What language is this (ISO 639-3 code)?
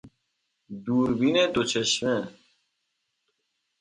fas